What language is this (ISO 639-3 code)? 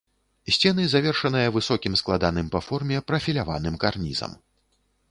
bel